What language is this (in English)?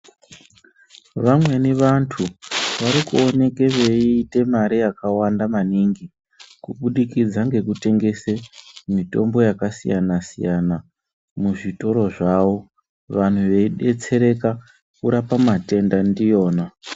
Ndau